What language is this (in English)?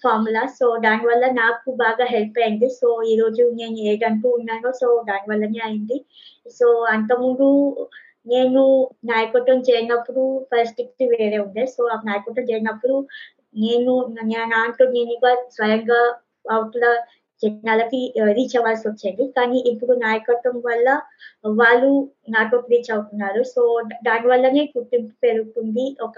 Telugu